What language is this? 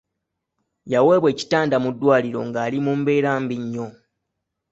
Ganda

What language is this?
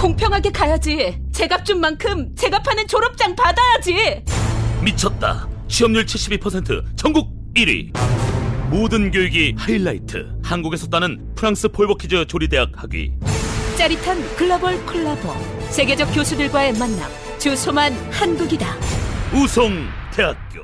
Korean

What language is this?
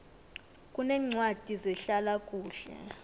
South Ndebele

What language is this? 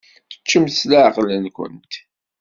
Kabyle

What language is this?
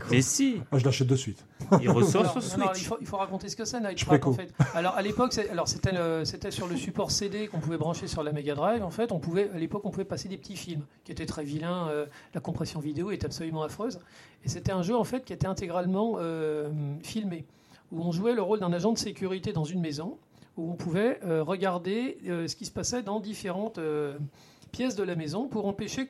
French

